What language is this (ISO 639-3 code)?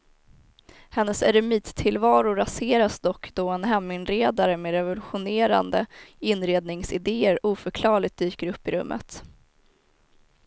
swe